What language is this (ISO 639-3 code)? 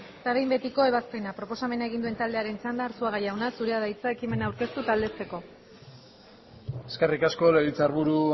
eus